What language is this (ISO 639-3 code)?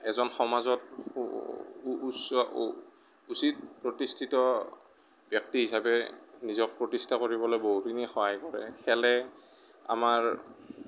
asm